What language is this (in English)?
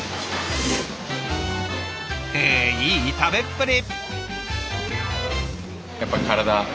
Japanese